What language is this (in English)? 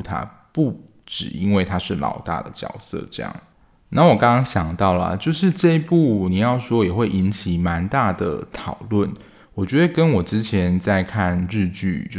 Chinese